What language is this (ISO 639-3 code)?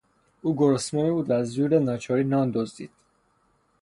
fas